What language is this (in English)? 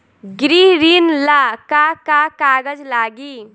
Bhojpuri